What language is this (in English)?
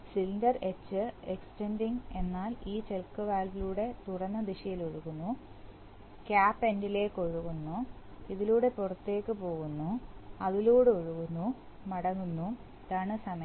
Malayalam